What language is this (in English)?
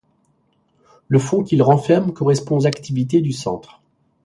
French